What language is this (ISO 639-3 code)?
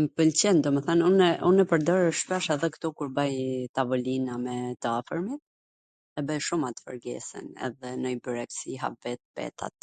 aln